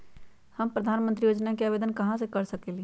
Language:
Magahi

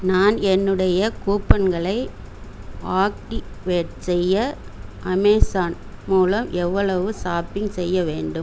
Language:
Tamil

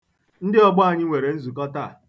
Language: Igbo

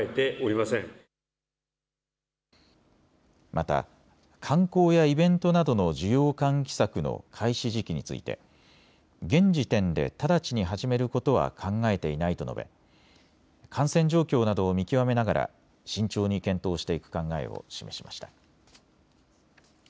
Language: Japanese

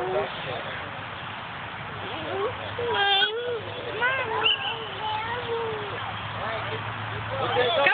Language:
English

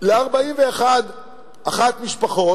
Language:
Hebrew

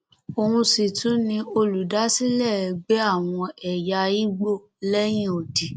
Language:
Yoruba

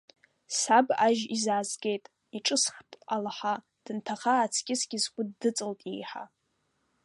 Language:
Abkhazian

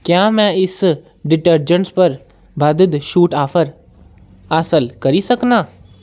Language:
Dogri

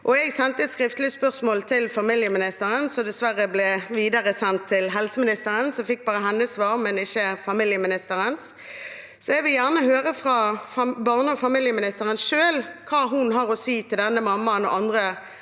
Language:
Norwegian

